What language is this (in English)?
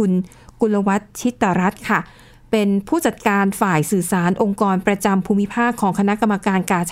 Thai